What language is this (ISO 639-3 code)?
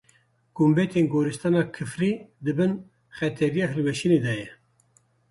kur